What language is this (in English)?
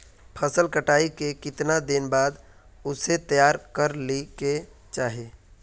Magahi